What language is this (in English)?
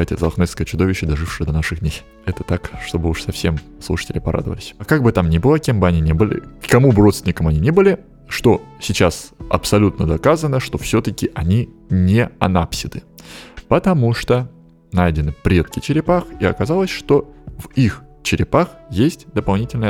Russian